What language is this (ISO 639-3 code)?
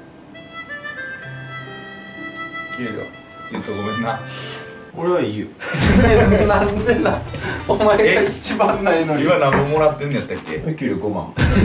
jpn